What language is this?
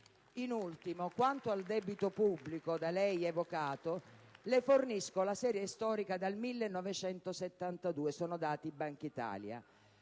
Italian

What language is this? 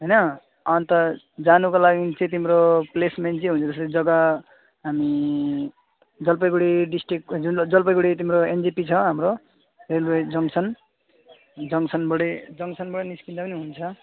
Nepali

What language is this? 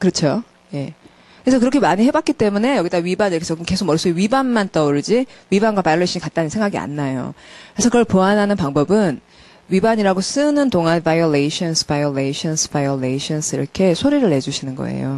Korean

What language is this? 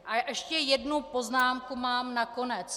Czech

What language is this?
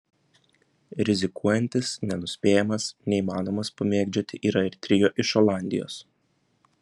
Lithuanian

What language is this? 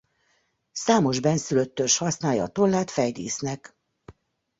Hungarian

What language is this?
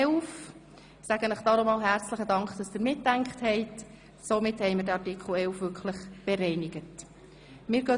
Swiss German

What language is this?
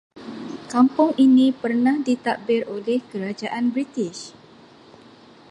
Malay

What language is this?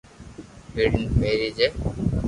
Loarki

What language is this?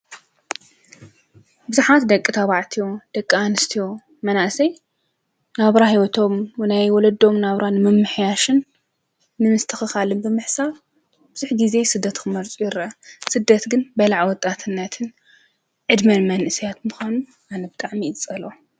Tigrinya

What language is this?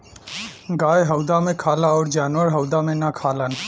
Bhojpuri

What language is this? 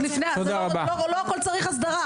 Hebrew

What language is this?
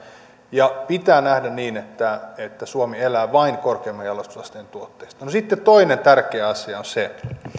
Finnish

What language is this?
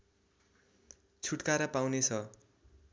Nepali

